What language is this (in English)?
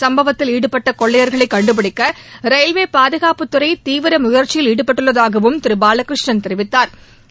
Tamil